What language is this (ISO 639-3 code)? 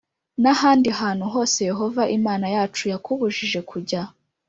kin